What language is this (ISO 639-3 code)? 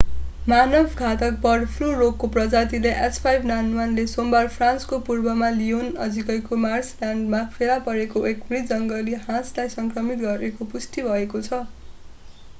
nep